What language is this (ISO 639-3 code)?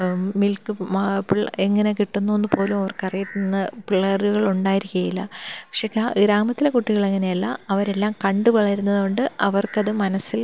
mal